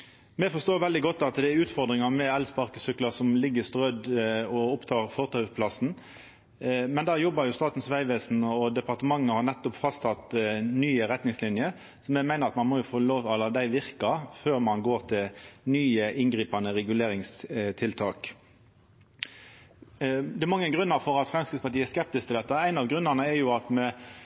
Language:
Norwegian Nynorsk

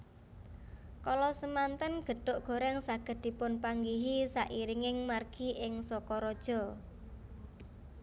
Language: Javanese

